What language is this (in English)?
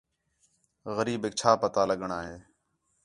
Khetrani